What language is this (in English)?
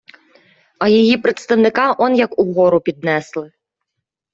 Ukrainian